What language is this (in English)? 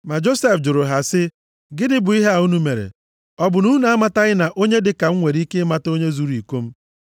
Igbo